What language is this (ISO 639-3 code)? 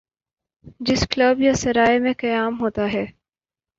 urd